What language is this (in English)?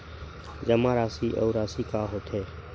Chhattisgarhi